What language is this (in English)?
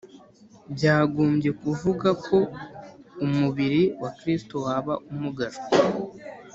Kinyarwanda